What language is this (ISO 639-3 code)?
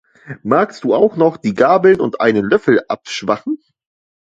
deu